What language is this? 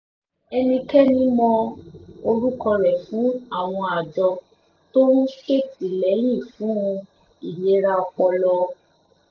Yoruba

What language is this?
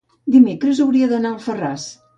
Catalan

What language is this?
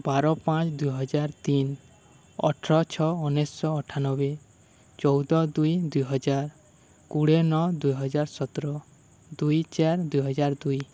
Odia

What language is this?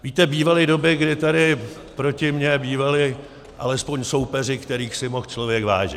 Czech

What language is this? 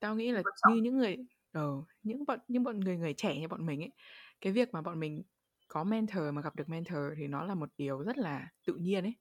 Vietnamese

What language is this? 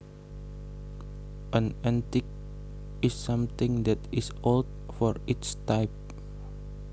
Javanese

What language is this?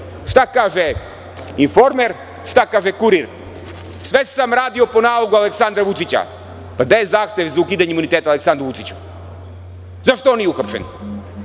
Serbian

